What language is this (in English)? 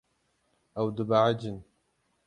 Kurdish